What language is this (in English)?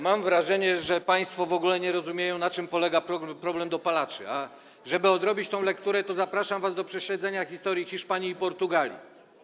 Polish